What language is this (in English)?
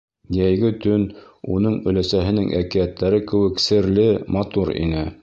Bashkir